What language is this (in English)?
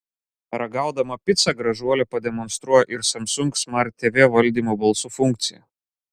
Lithuanian